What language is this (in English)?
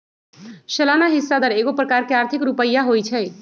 Magahi